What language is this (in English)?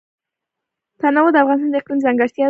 Pashto